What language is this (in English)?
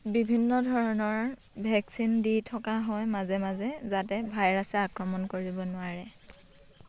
Assamese